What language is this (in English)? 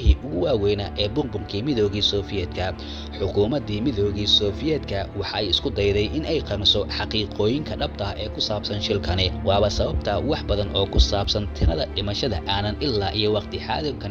Arabic